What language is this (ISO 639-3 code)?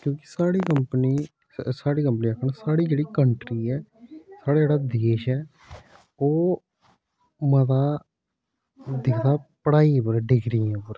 doi